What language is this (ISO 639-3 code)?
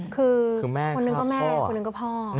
tha